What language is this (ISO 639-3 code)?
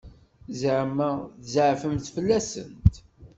kab